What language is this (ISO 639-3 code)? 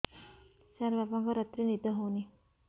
ori